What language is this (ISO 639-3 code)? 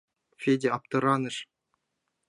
chm